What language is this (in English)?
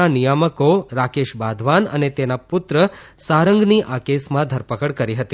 Gujarati